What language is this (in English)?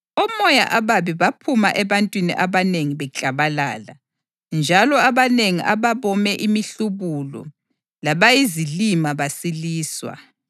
North Ndebele